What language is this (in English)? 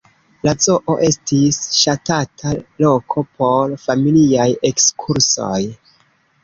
Esperanto